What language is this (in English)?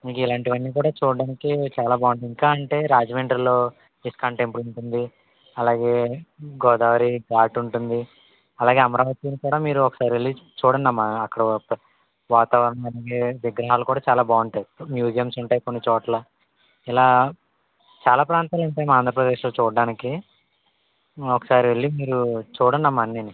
Telugu